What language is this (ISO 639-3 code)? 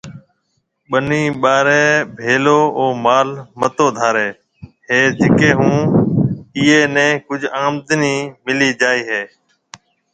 mve